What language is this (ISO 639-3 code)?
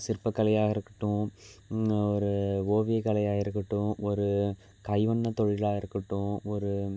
tam